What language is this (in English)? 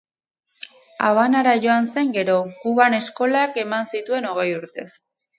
Basque